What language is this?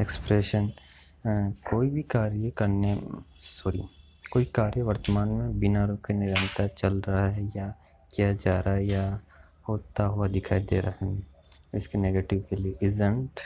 Hindi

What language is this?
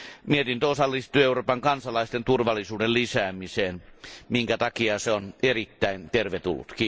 Finnish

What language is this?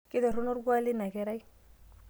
Masai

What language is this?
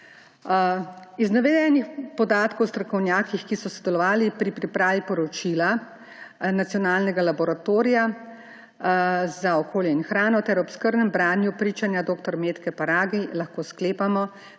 Slovenian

